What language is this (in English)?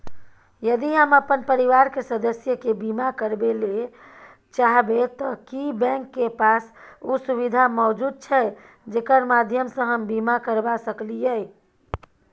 Maithili